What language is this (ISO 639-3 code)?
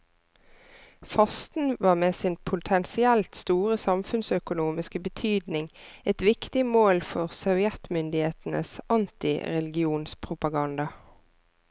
nor